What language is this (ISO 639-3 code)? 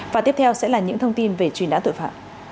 vie